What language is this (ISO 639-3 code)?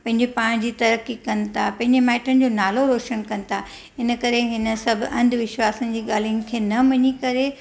snd